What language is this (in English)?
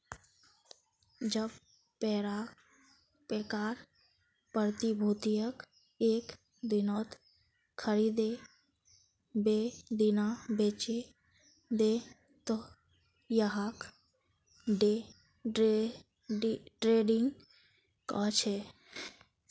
Magahi